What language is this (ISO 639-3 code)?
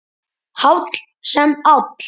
isl